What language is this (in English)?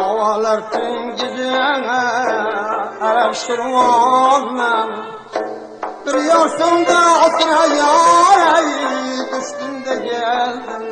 Uzbek